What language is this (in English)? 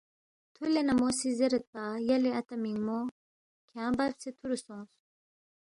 Balti